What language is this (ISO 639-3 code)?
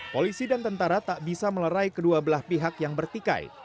ind